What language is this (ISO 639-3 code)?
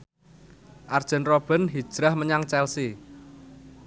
jav